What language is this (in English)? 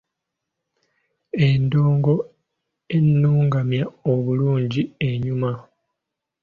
Ganda